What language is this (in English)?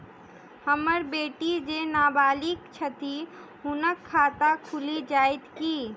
Maithili